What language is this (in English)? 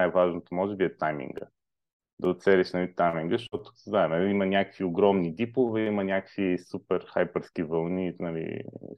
Bulgarian